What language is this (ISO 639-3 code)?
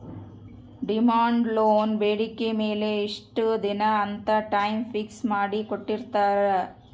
kan